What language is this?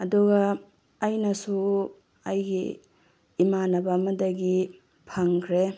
Manipuri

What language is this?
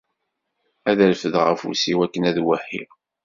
Kabyle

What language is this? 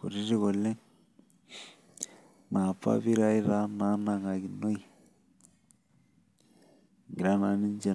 Masai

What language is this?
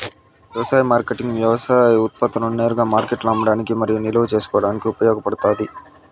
Telugu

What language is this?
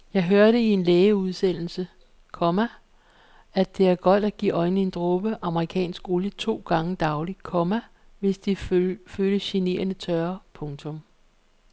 Danish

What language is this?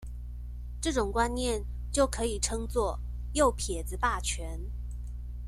Chinese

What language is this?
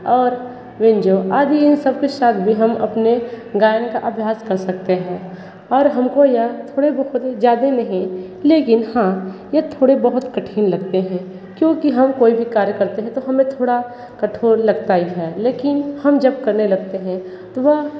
Hindi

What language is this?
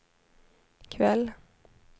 Swedish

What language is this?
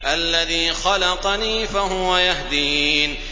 Arabic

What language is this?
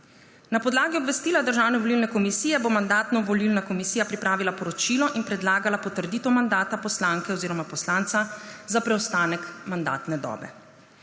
Slovenian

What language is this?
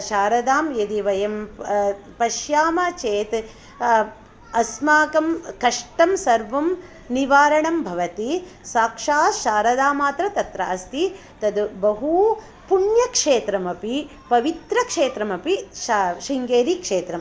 Sanskrit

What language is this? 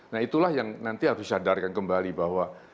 Indonesian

